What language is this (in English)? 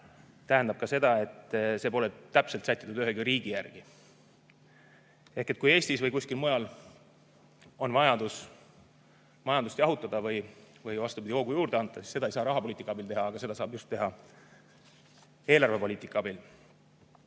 Estonian